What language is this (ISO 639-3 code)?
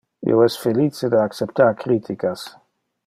ina